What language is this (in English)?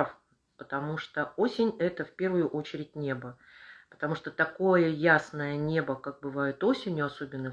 Russian